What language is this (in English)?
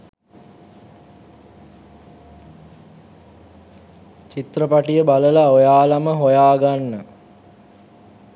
Sinhala